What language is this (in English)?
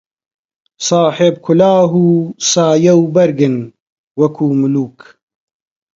Central Kurdish